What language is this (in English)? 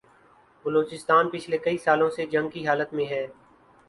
Urdu